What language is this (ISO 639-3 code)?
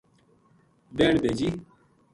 gju